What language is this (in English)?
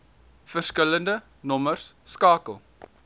Afrikaans